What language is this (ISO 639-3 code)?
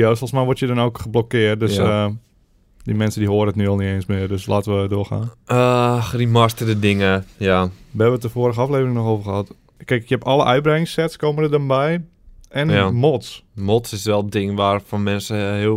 nld